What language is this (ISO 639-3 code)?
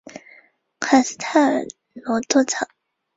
zho